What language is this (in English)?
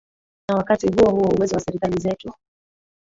Swahili